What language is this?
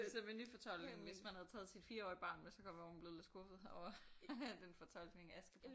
Danish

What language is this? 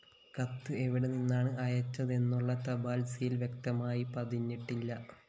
Malayalam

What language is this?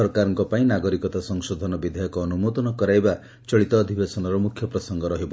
Odia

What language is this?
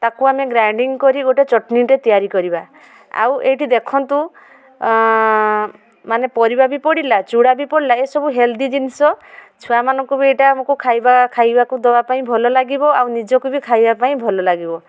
Odia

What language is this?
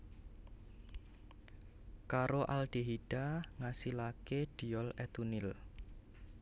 Javanese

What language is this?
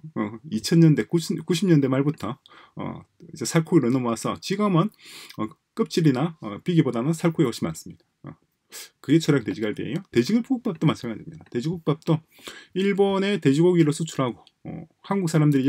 Korean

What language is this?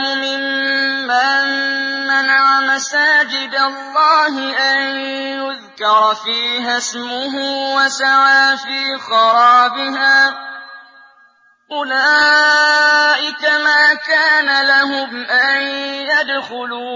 Arabic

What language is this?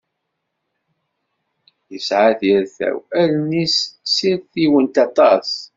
Kabyle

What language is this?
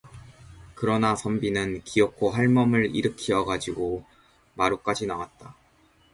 Korean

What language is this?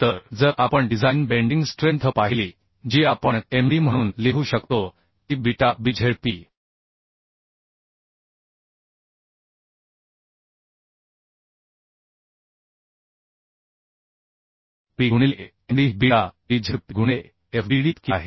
Marathi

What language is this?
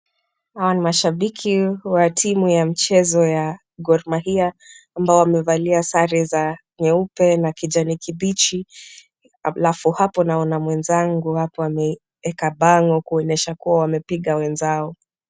Swahili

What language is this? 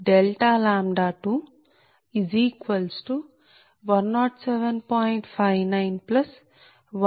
Telugu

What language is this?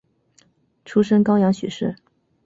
Chinese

